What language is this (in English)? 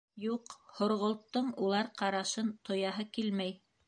Bashkir